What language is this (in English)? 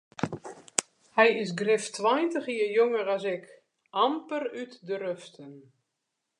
Western Frisian